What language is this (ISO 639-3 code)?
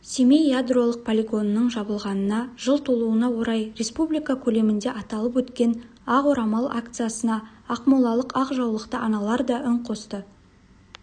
kaz